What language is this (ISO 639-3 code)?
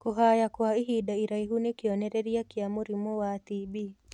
kik